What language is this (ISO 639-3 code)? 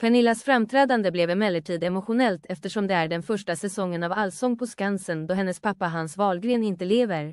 swe